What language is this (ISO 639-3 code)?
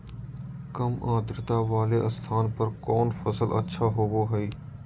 mag